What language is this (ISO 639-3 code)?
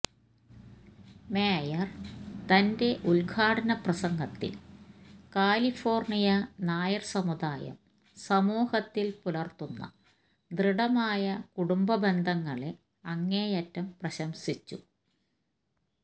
mal